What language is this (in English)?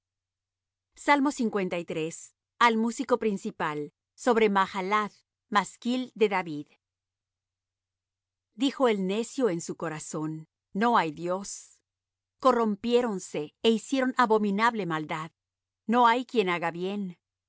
Spanish